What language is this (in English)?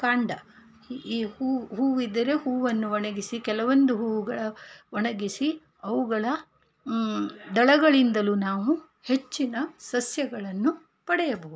Kannada